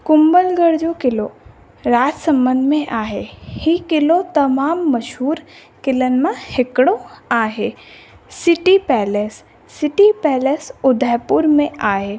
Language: Sindhi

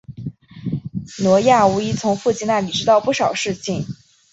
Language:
Chinese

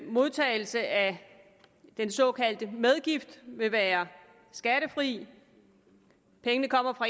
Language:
Danish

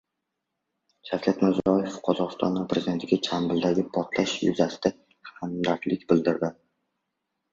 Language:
Uzbek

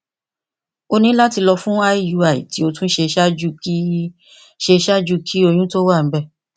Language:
Yoruba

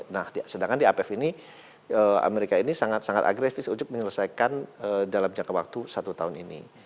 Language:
Indonesian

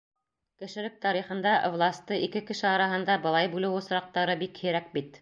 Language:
Bashkir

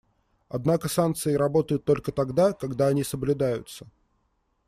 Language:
Russian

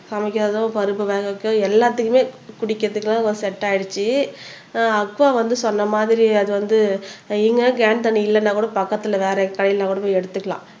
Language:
Tamil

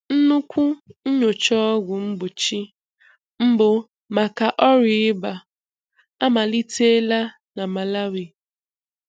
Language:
Igbo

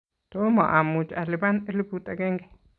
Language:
Kalenjin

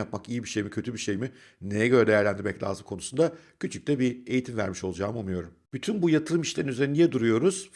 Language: Turkish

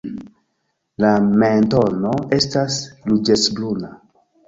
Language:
Esperanto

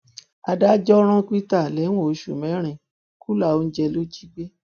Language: Yoruba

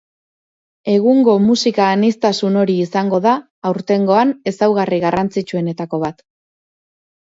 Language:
Basque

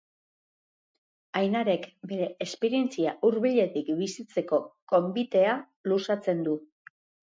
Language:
Basque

